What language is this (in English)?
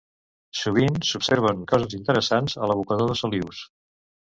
Catalan